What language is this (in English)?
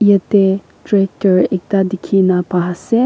Naga Pidgin